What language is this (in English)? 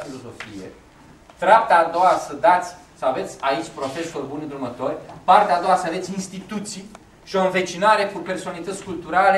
Romanian